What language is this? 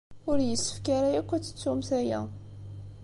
Kabyle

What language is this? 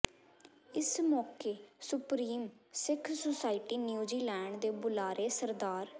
Punjabi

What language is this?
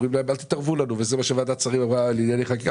Hebrew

